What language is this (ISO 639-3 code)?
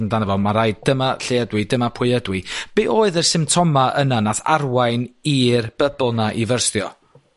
cym